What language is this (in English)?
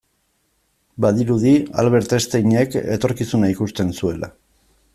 Basque